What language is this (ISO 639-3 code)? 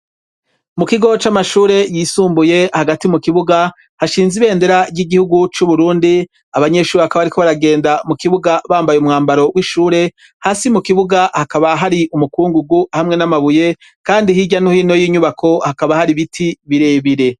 run